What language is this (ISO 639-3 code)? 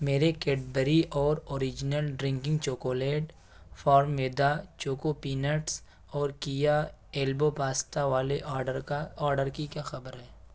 urd